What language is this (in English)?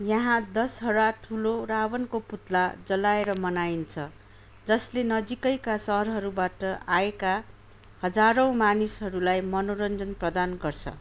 Nepali